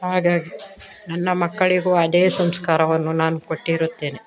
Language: Kannada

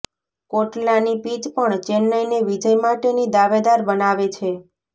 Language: Gujarati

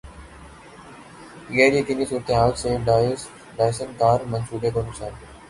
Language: Urdu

